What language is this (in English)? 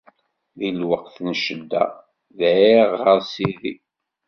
Kabyle